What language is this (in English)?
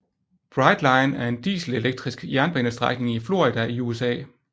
Danish